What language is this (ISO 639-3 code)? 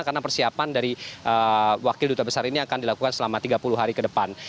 ind